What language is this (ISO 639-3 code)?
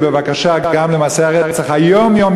heb